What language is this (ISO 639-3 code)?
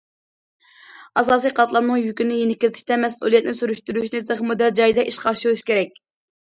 uig